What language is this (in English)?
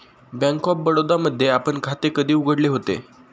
Marathi